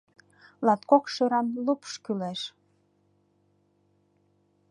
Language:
Mari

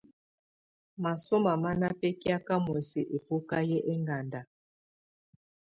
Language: Tunen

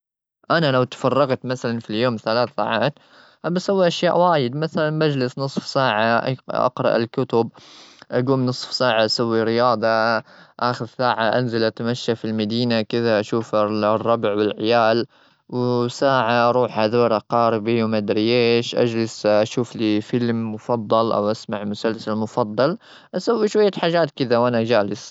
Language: Gulf Arabic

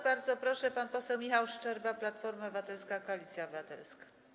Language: Polish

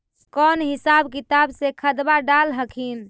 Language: Magahi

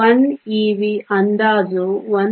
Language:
Kannada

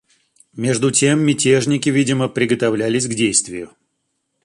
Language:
Russian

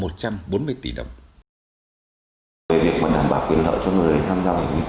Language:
Vietnamese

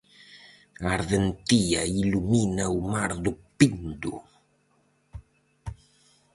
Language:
Galician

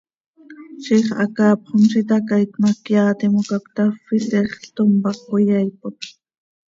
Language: Seri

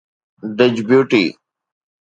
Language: Sindhi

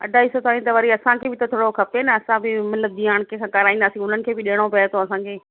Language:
Sindhi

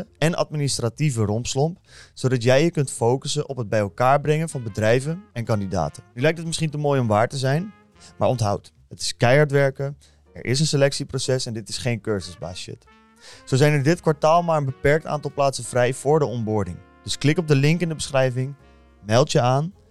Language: Dutch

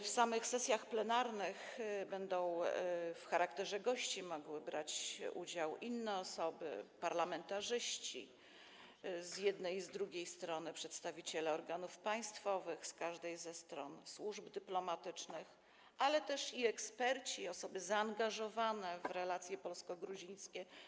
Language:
Polish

